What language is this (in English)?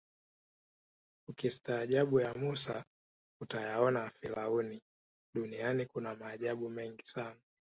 Swahili